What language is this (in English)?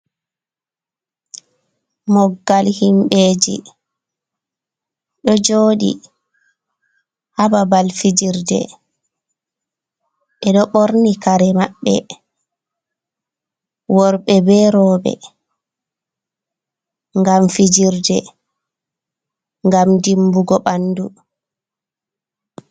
Fula